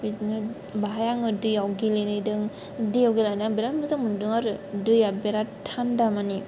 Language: Bodo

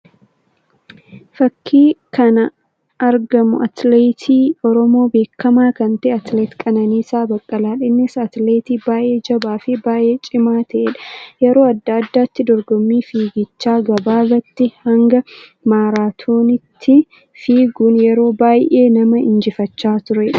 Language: Oromo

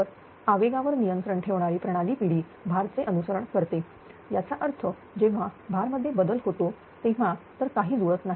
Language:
Marathi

